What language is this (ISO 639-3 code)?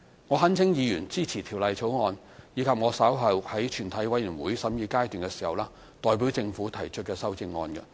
yue